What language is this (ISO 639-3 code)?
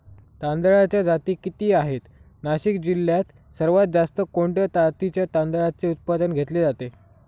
mar